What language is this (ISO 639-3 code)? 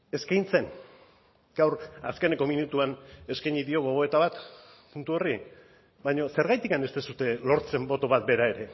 eus